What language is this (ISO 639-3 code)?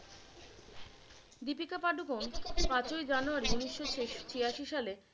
ben